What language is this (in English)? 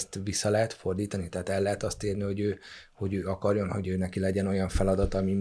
Hungarian